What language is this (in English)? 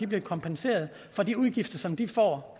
Danish